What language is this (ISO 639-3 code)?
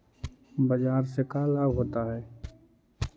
mag